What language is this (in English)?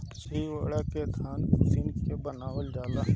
Bhojpuri